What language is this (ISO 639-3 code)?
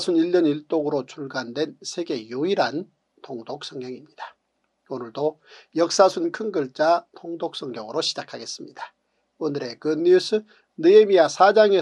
kor